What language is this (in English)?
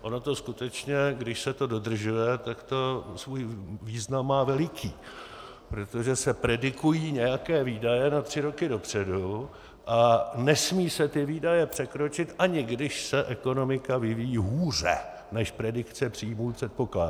Czech